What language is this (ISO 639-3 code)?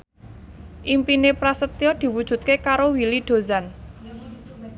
jav